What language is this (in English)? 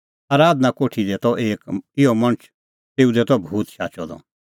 Kullu Pahari